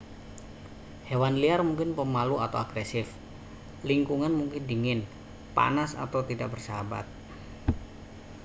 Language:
Indonesian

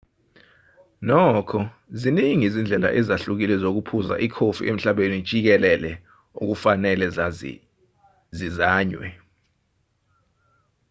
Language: Zulu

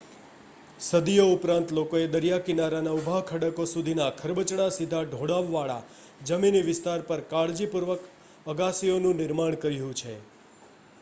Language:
Gujarati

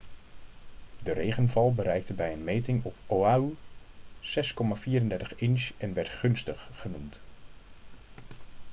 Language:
Dutch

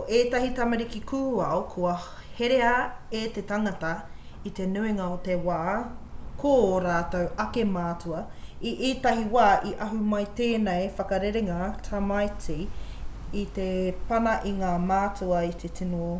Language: Māori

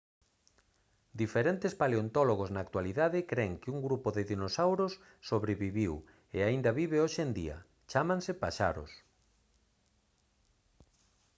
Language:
Galician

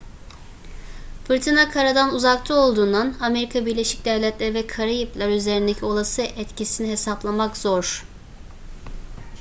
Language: Turkish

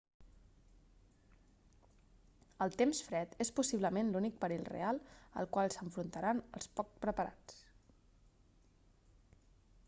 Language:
Catalan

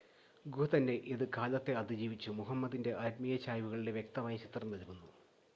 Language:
Malayalam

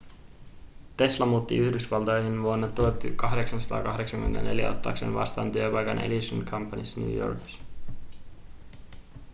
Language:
Finnish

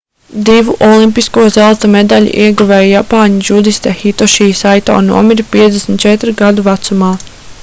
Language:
Latvian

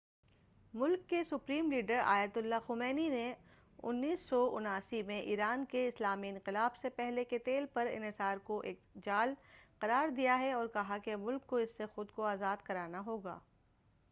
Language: Urdu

